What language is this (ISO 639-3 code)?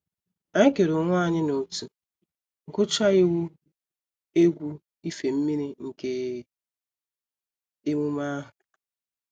ibo